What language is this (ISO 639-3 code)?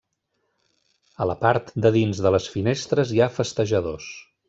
cat